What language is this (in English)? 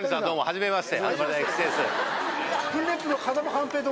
Japanese